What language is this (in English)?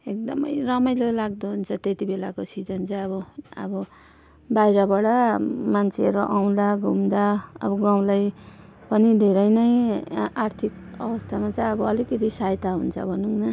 Nepali